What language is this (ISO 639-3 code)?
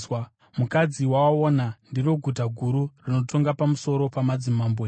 sna